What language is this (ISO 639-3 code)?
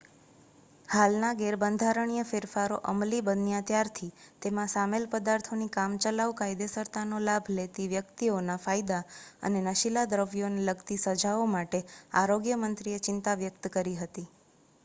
guj